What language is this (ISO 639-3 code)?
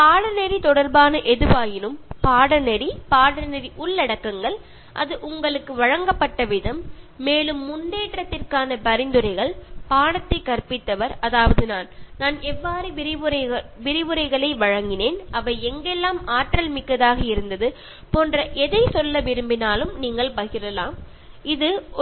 mal